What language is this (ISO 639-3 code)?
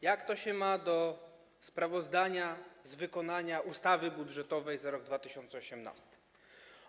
pol